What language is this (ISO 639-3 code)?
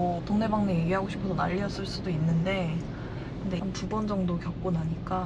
kor